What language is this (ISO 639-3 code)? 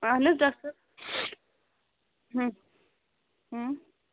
kas